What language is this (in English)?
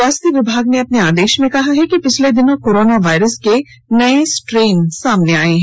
Hindi